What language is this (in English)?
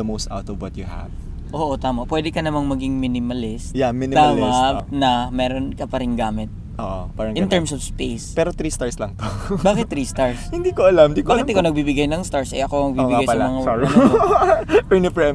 Filipino